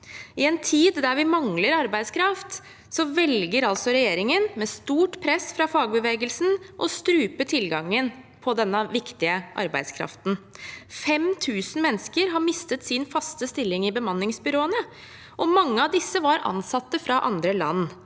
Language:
Norwegian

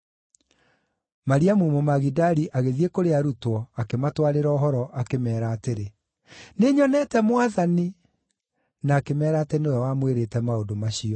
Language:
Kikuyu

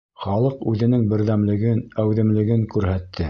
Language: Bashkir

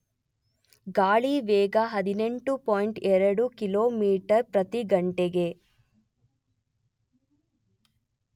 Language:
Kannada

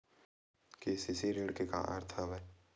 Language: Chhattisgarhi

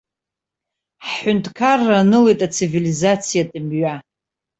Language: Abkhazian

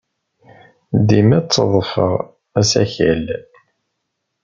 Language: Kabyle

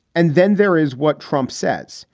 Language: English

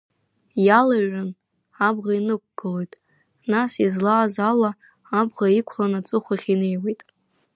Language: Abkhazian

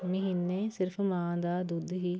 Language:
Punjabi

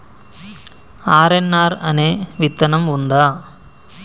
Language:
Telugu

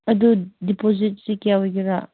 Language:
Manipuri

